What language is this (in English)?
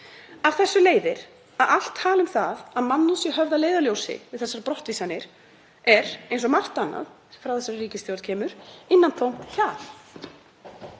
Icelandic